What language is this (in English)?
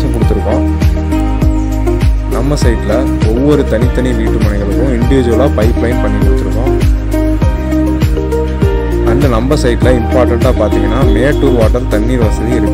Korean